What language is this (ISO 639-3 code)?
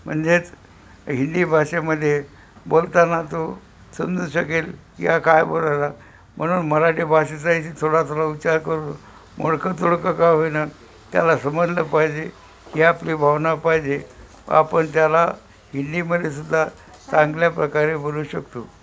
mar